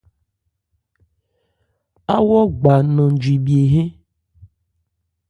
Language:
Ebrié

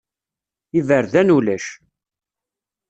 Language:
Kabyle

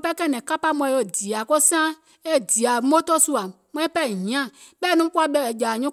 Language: Gola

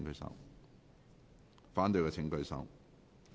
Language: Cantonese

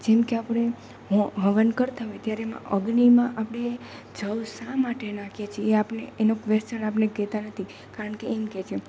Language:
Gujarati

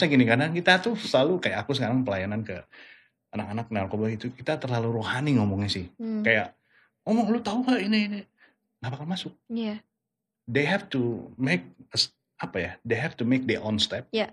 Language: Indonesian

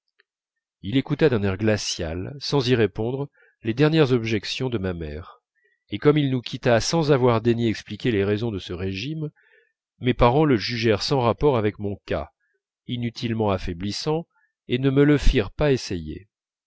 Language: French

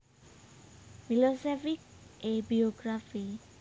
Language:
Javanese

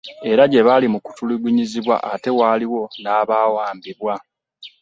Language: Ganda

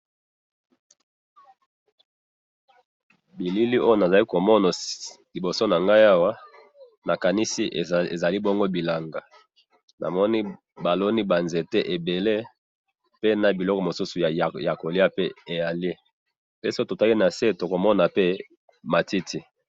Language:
Lingala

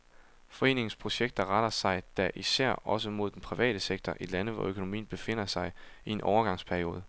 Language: Danish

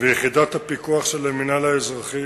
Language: Hebrew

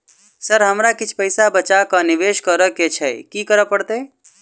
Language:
Maithili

